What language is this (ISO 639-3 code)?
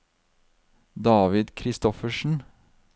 nor